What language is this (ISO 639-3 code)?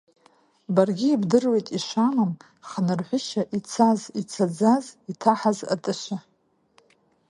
abk